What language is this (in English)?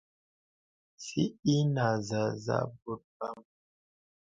Bebele